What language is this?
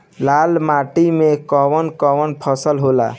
Bhojpuri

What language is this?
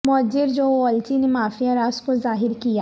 Urdu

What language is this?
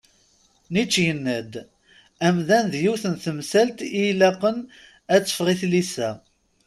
Kabyle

